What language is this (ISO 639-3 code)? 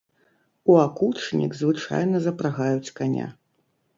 bel